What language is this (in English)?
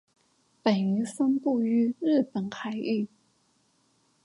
Chinese